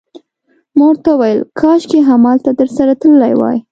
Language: Pashto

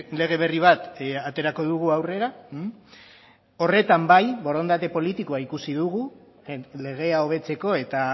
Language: Basque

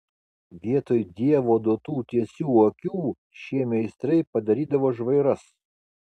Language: Lithuanian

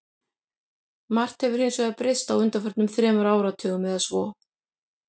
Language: Icelandic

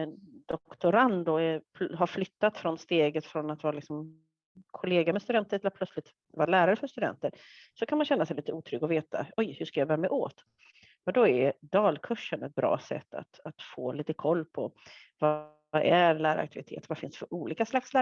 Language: Swedish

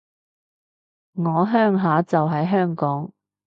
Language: Cantonese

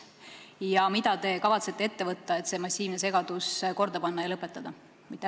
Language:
Estonian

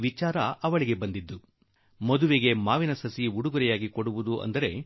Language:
Kannada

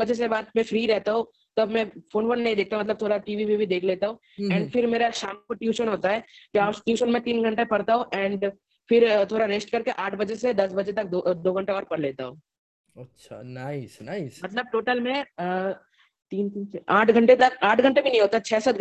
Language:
Hindi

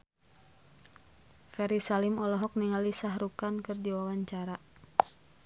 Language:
Sundanese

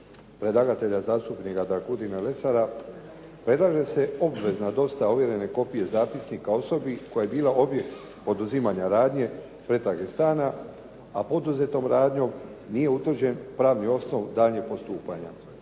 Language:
Croatian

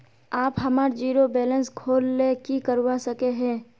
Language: Magahi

